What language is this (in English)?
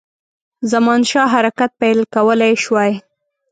Pashto